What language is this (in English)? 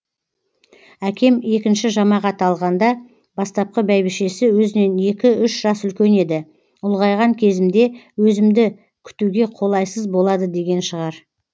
Kazakh